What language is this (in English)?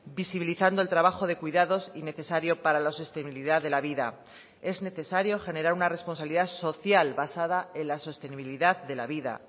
Spanish